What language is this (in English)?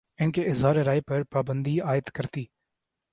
Urdu